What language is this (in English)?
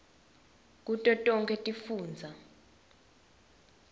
Swati